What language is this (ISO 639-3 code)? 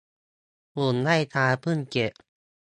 tha